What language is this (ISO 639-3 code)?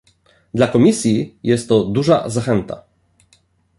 pol